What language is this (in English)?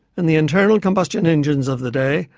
English